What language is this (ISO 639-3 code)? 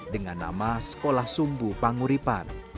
ind